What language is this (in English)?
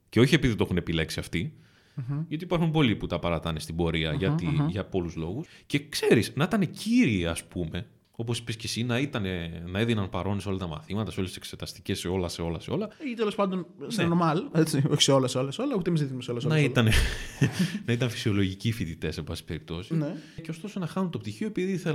Greek